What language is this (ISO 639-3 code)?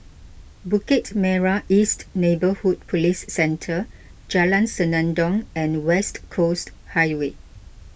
eng